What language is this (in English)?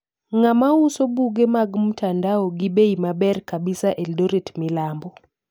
Luo (Kenya and Tanzania)